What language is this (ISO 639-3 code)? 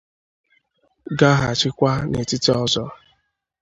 ibo